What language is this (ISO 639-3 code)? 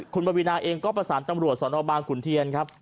tha